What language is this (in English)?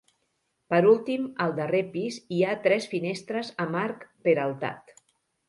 Catalan